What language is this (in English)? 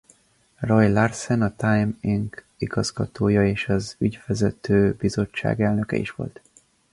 Hungarian